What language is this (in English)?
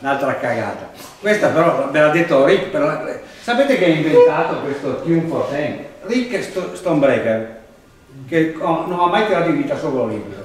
Italian